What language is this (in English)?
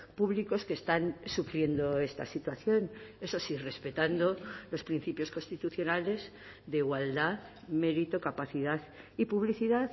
Spanish